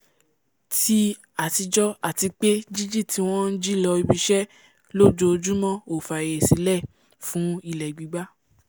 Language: Yoruba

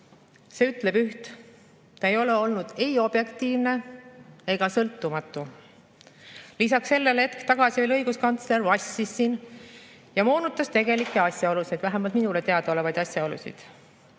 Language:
Estonian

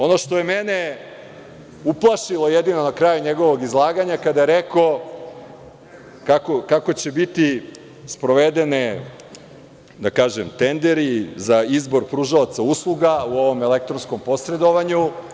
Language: Serbian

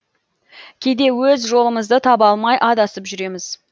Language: Kazakh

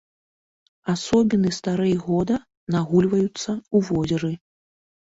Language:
Belarusian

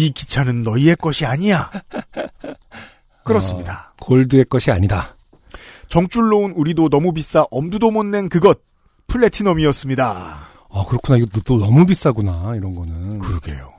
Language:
Korean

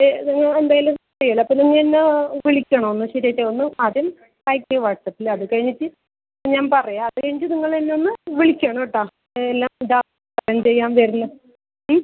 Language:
Malayalam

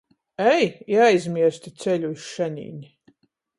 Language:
Latgalian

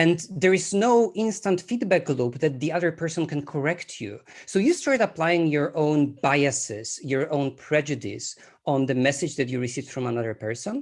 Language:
English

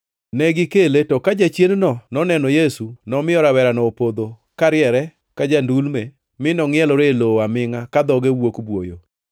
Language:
Luo (Kenya and Tanzania)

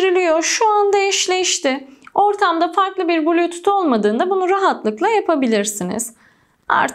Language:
Turkish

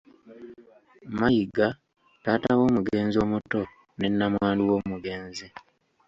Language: Ganda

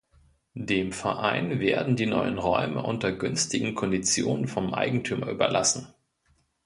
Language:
German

